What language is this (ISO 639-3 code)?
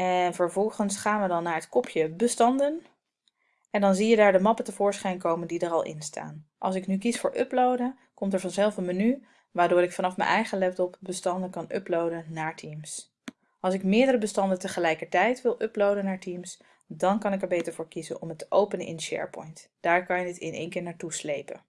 nld